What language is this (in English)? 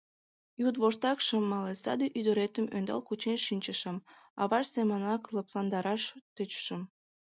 Mari